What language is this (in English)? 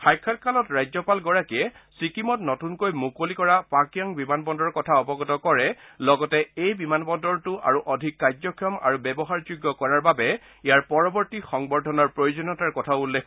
Assamese